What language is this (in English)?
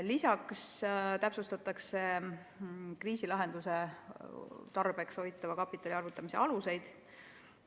Estonian